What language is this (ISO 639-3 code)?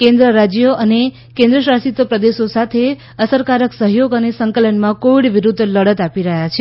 guj